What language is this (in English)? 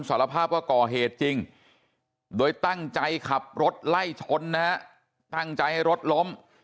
Thai